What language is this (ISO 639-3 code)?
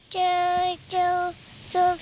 tha